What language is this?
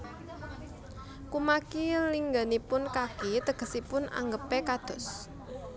Javanese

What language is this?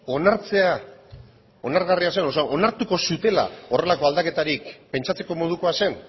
Basque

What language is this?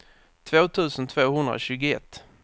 Swedish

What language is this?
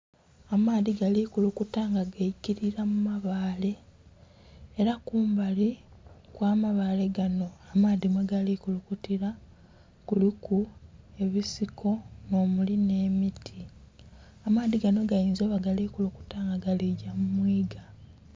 Soga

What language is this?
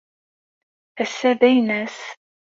Kabyle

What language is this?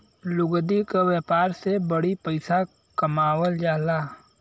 Bhojpuri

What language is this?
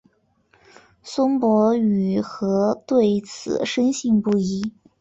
Chinese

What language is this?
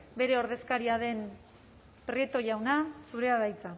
Basque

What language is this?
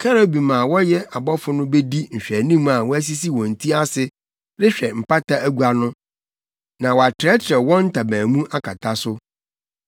Akan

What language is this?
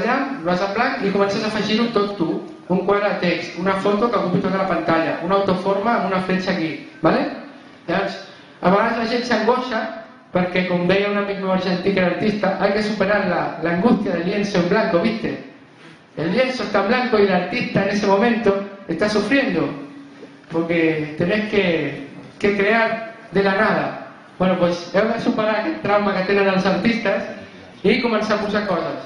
Catalan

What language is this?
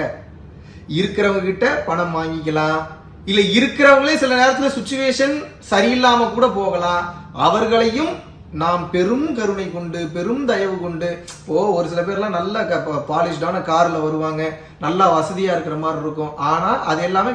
Japanese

